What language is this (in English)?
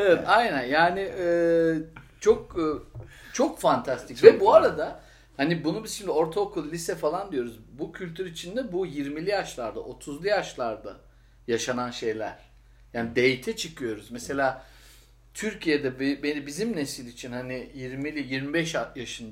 Turkish